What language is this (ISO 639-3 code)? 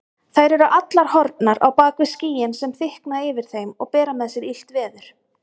isl